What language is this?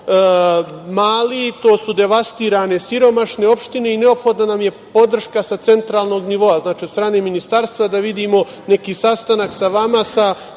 Serbian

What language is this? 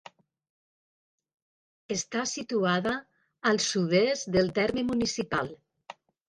Catalan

